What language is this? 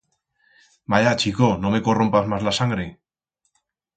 Aragonese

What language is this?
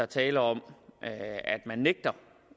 Danish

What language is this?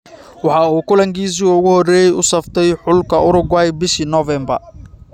Somali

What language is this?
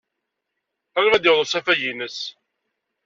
Kabyle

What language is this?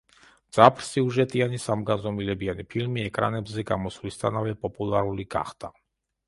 Georgian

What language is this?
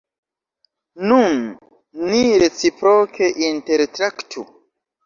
Esperanto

